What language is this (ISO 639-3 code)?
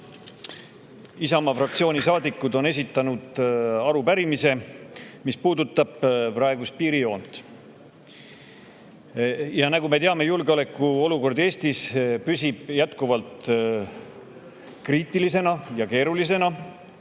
est